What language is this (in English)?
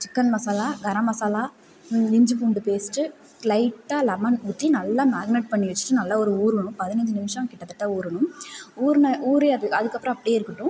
Tamil